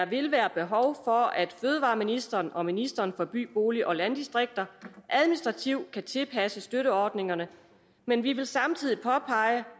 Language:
Danish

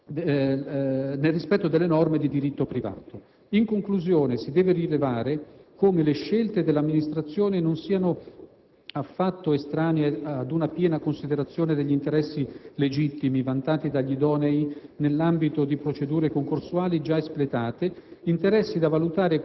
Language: Italian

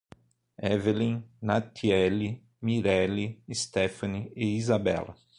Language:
Portuguese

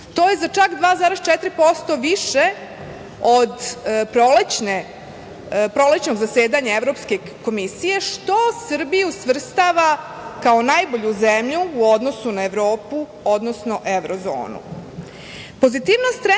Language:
Serbian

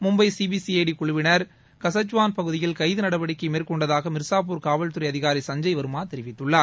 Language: Tamil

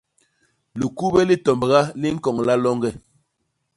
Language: Basaa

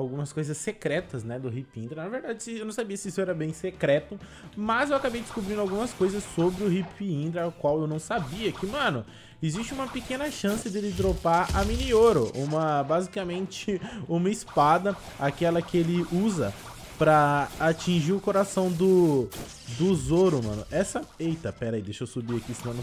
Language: Portuguese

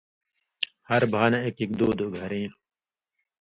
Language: Indus Kohistani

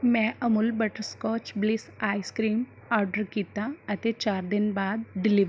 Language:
Punjabi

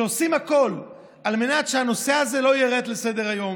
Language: Hebrew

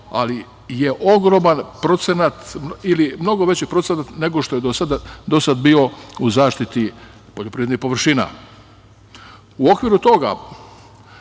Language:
Serbian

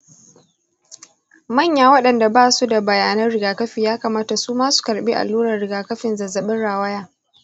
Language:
Hausa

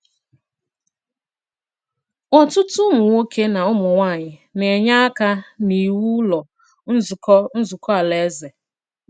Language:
Igbo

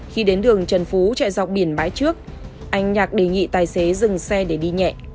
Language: Vietnamese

